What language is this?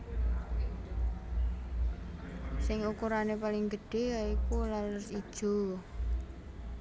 Javanese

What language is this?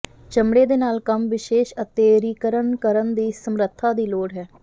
Punjabi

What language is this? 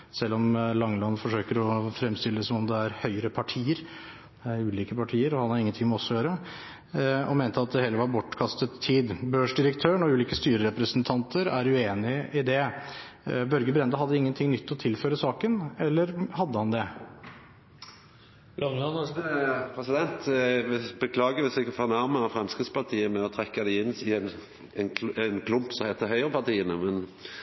Norwegian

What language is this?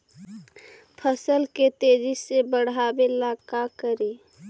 Magahi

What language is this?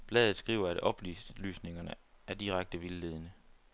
Danish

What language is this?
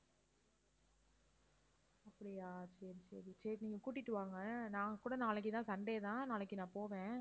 Tamil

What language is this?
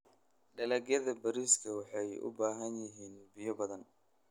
Somali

